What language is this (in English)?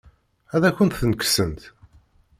Kabyle